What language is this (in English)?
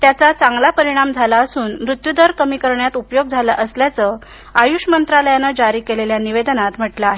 Marathi